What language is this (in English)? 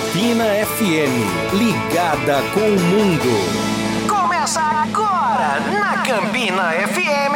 Portuguese